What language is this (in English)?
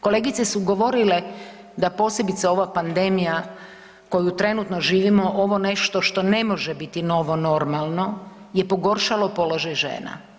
Croatian